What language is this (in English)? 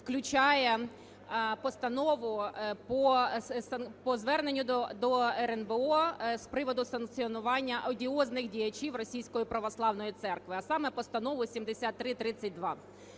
Ukrainian